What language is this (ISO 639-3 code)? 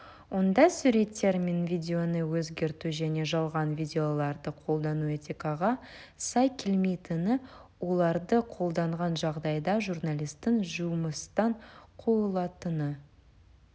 kaz